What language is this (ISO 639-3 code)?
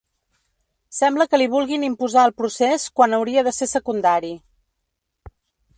cat